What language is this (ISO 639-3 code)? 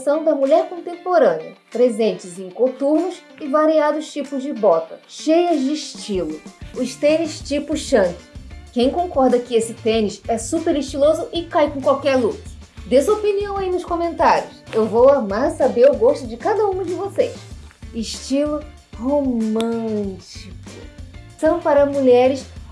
por